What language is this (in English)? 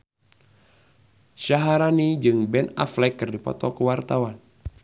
Sundanese